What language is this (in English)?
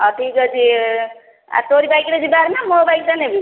Odia